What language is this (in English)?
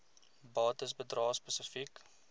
Afrikaans